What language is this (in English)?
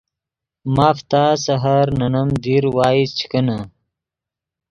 Yidgha